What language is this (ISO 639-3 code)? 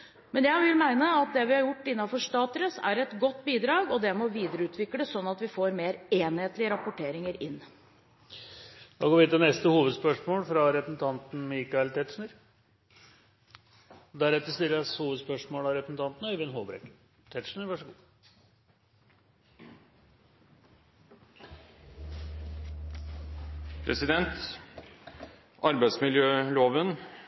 nor